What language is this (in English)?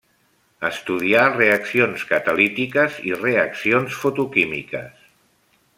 Catalan